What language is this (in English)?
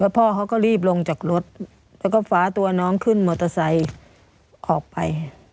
Thai